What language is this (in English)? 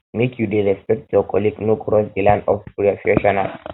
Nigerian Pidgin